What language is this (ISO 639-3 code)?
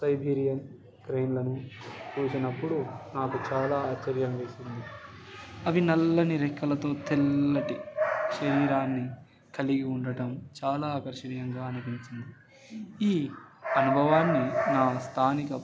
tel